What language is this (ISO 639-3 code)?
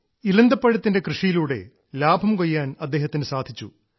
mal